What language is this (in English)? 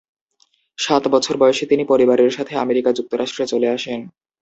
Bangla